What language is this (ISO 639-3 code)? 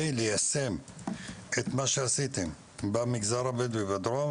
heb